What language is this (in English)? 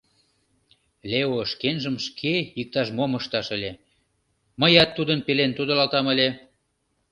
Mari